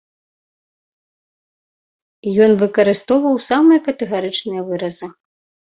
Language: Belarusian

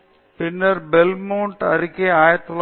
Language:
Tamil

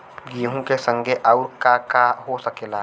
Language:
Bhojpuri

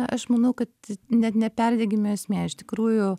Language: Lithuanian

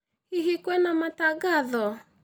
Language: Kikuyu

